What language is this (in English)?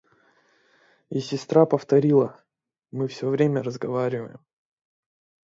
Russian